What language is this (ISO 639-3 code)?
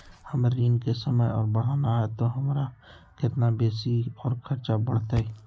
mag